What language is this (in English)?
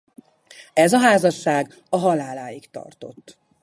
Hungarian